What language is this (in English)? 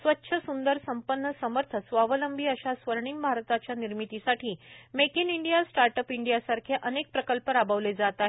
Marathi